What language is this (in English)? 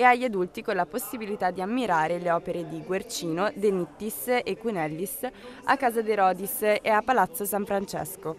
Italian